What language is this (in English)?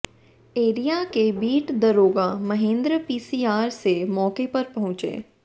Hindi